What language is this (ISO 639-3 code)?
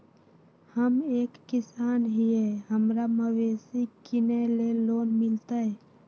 mag